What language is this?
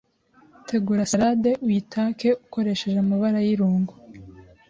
Kinyarwanda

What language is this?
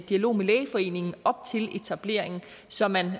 Danish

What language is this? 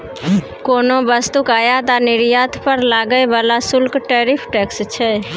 Maithili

